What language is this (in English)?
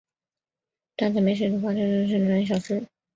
Chinese